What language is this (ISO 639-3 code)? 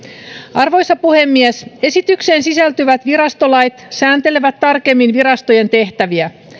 fin